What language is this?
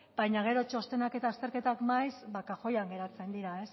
Basque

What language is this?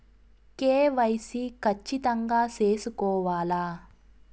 Telugu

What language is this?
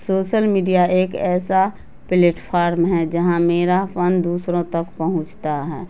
Urdu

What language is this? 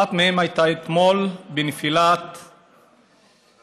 Hebrew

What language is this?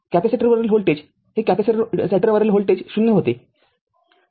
Marathi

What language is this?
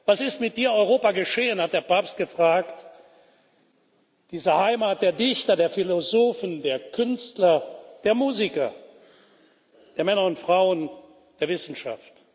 German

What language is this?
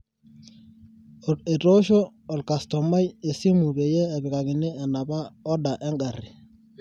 Masai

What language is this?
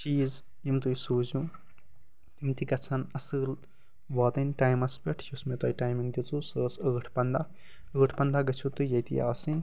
Kashmiri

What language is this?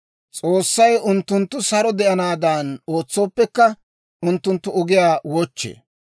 Dawro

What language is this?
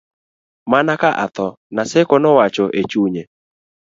Luo (Kenya and Tanzania)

